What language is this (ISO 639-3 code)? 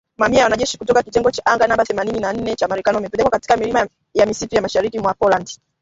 swa